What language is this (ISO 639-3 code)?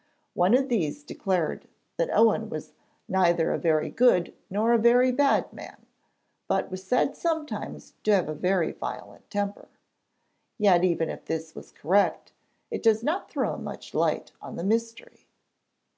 eng